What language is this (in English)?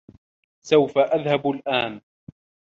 Arabic